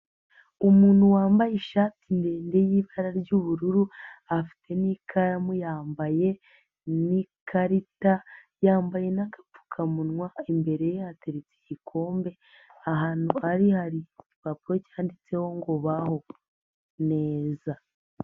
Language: Kinyarwanda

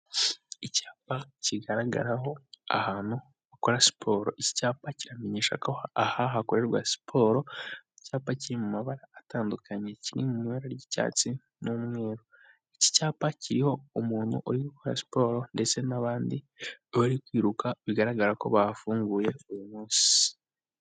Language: Kinyarwanda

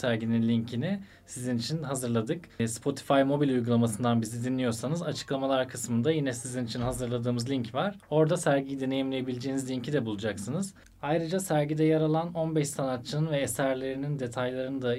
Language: Turkish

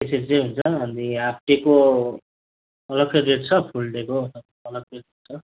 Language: Nepali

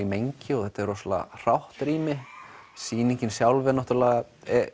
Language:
Icelandic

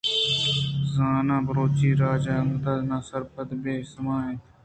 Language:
Eastern Balochi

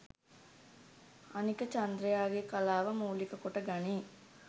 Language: Sinhala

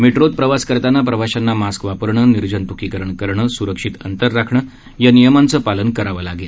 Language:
Marathi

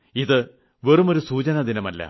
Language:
Malayalam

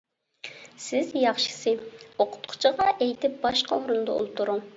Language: Uyghur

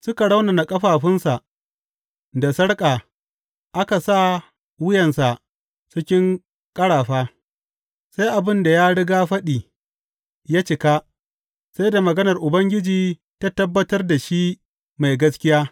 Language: Hausa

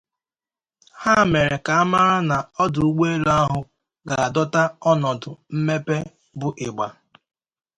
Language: Igbo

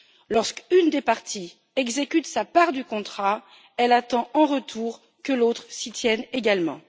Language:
French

